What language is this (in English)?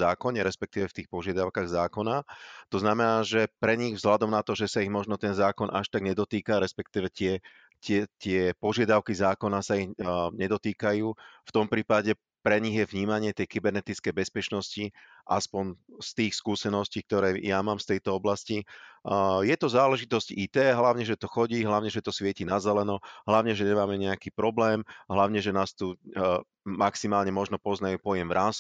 Slovak